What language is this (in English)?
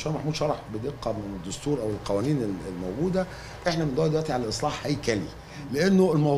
Arabic